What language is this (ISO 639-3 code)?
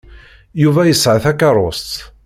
kab